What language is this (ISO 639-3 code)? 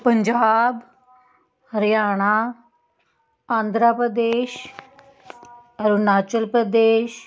pan